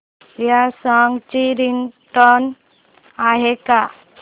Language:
Marathi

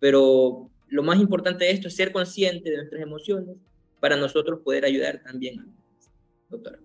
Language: Spanish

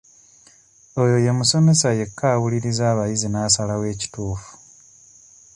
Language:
Ganda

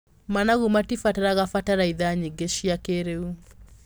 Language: Kikuyu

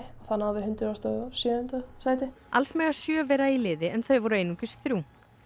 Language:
Icelandic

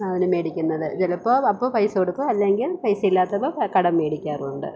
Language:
Malayalam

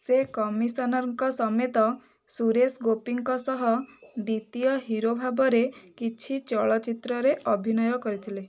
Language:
Odia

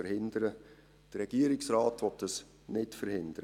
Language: Swiss German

